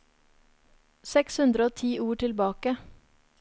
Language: Norwegian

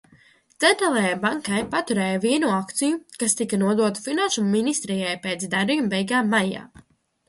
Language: Latvian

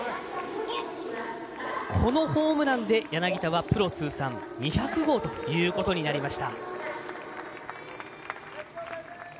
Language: Japanese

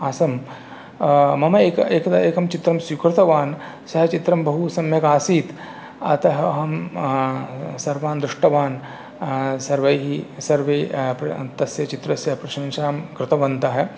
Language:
Sanskrit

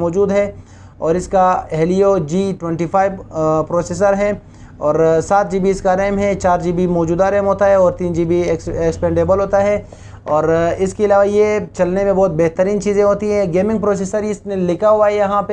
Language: Urdu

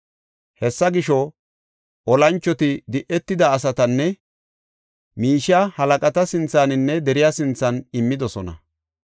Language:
Gofa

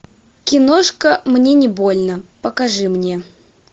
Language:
Russian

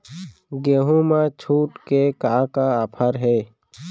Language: Chhattisgarhi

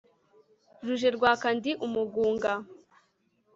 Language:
Kinyarwanda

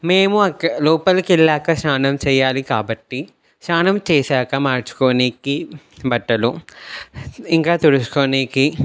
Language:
Telugu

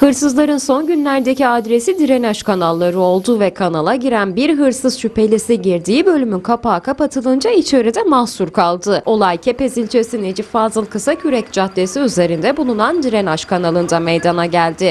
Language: Turkish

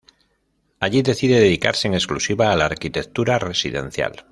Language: Spanish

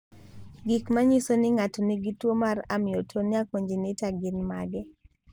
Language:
Luo (Kenya and Tanzania)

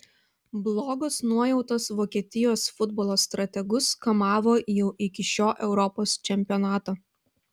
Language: Lithuanian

